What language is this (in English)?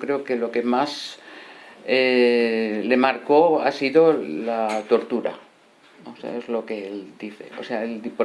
Spanish